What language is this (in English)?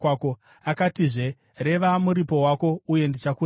Shona